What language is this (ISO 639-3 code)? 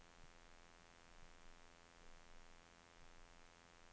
nor